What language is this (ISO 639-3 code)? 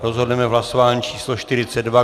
ces